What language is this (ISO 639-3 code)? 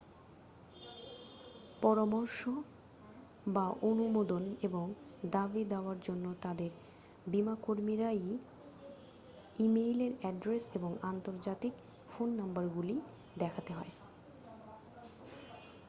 ben